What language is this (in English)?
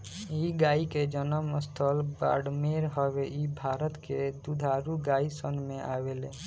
Bhojpuri